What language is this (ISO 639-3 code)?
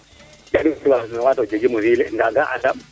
srr